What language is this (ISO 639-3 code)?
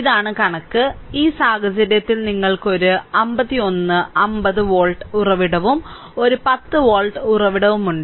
mal